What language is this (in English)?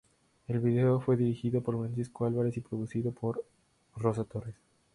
Spanish